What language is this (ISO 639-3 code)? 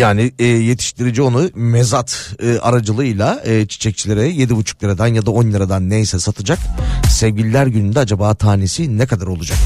tur